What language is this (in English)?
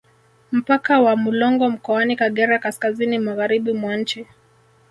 Swahili